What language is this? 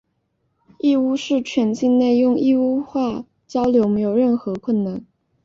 Chinese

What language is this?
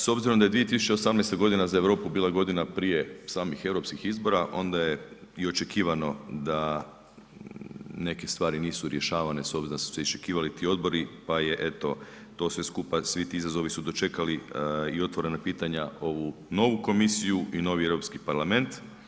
Croatian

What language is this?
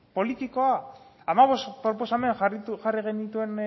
Basque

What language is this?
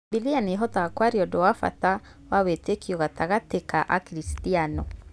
Kikuyu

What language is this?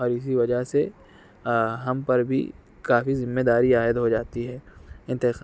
Urdu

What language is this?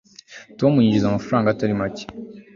Kinyarwanda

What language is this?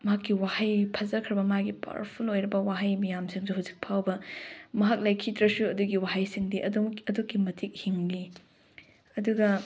Manipuri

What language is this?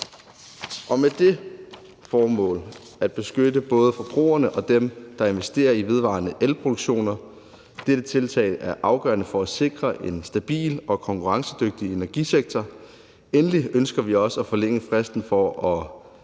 Danish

